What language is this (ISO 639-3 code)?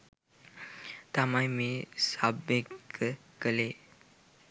sin